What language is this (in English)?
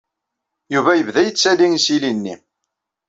Kabyle